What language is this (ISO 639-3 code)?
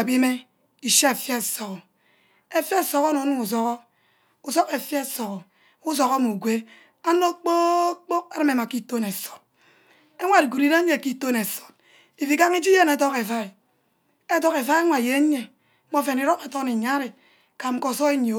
byc